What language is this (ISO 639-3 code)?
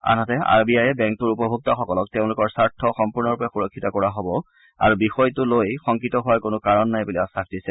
asm